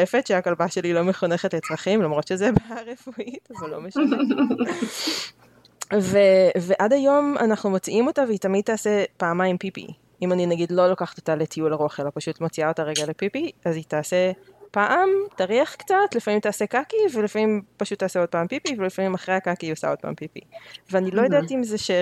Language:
Hebrew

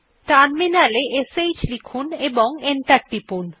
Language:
Bangla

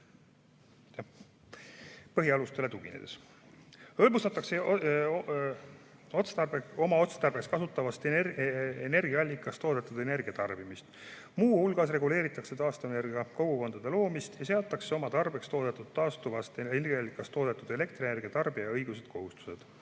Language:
Estonian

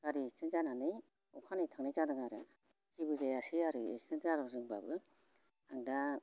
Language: Bodo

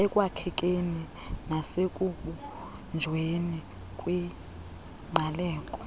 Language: Xhosa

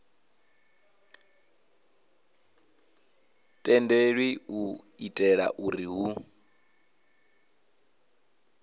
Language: Venda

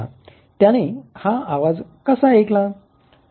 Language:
Marathi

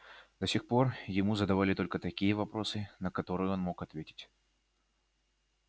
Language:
Russian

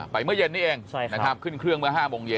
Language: Thai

